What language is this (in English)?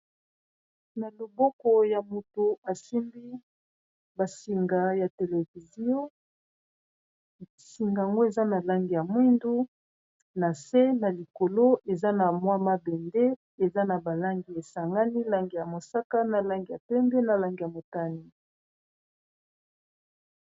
Lingala